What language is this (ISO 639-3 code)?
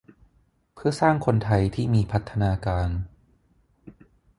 tha